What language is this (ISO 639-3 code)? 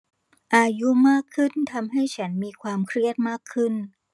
tha